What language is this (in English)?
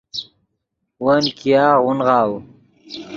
Yidgha